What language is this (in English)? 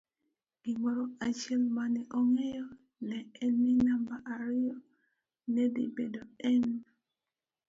Luo (Kenya and Tanzania)